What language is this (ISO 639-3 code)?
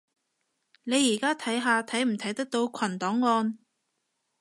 yue